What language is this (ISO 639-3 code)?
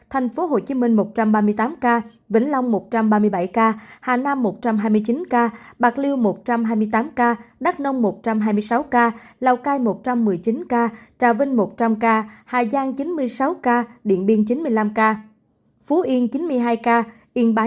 vie